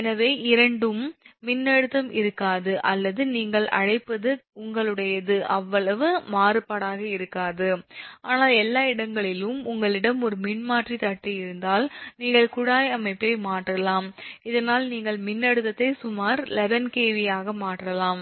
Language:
Tamil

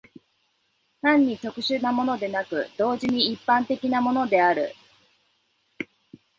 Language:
Japanese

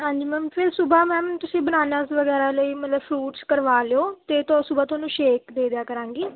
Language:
Punjabi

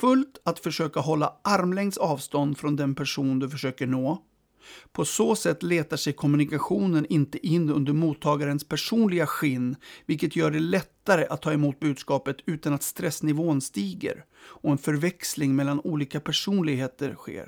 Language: Swedish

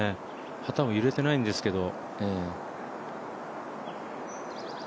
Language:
Japanese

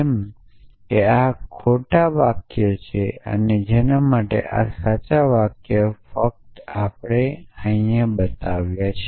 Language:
Gujarati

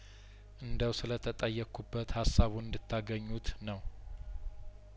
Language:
Amharic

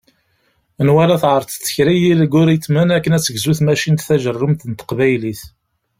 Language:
Kabyle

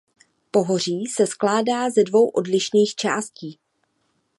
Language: Czech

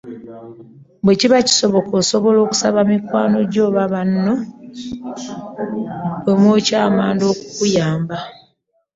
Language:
Ganda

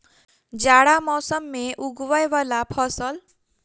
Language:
Maithili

